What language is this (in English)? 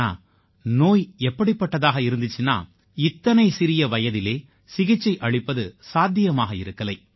Tamil